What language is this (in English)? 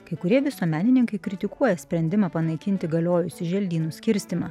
Lithuanian